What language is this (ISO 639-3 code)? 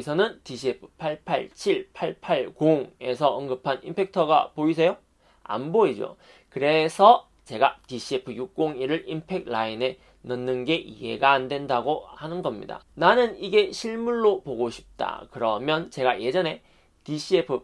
kor